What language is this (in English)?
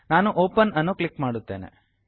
Kannada